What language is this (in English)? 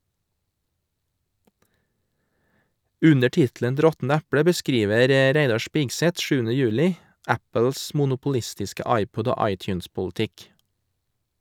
Norwegian